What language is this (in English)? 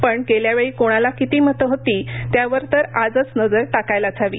Marathi